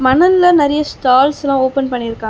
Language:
Tamil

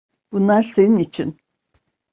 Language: Turkish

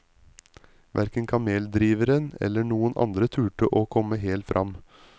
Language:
Norwegian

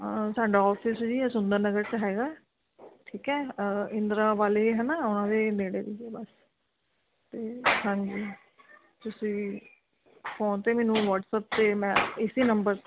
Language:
Punjabi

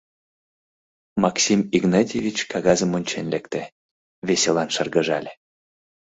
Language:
Mari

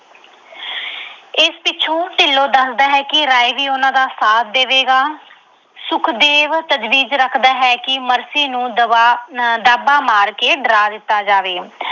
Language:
Punjabi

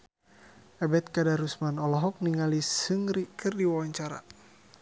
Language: Sundanese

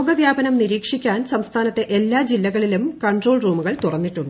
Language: Malayalam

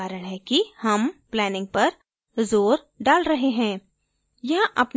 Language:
Hindi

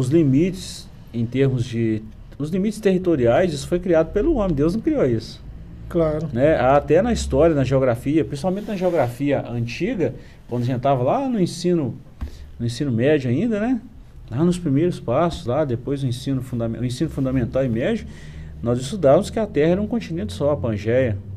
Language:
Portuguese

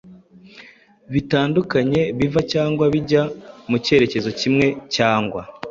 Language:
Kinyarwanda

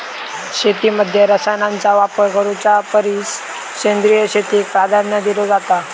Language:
Marathi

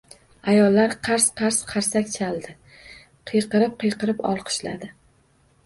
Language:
Uzbek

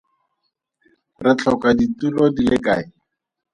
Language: Tswana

